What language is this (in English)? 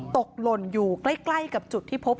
Thai